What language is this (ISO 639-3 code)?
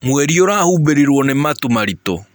kik